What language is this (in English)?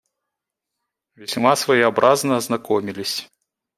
Russian